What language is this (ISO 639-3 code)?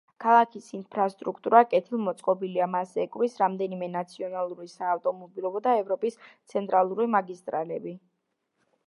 kat